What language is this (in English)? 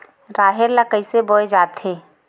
Chhattisgarhi